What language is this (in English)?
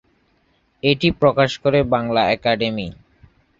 Bangla